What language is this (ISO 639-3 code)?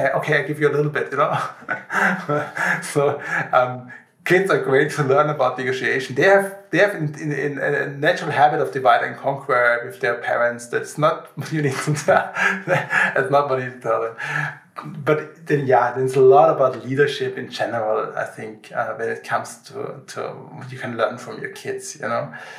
eng